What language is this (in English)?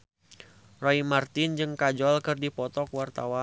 Sundanese